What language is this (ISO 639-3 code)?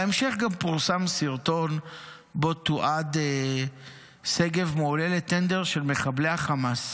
heb